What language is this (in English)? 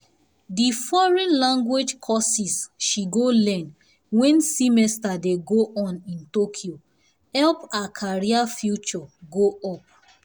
Nigerian Pidgin